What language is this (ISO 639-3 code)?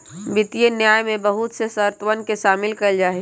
mag